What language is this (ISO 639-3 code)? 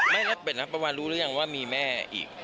tha